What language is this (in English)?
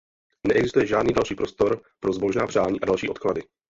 Czech